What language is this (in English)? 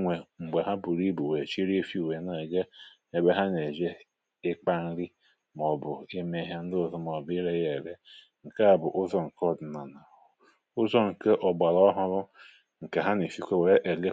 Igbo